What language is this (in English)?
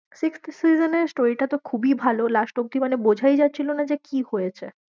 Bangla